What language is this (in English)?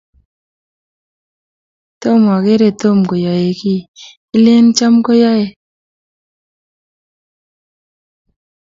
Kalenjin